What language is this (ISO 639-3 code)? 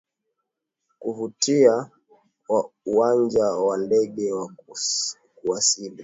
swa